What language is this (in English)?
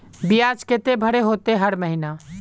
Magahi